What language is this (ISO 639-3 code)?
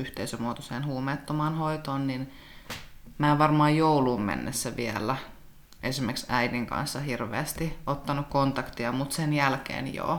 fin